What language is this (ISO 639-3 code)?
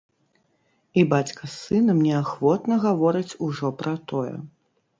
bel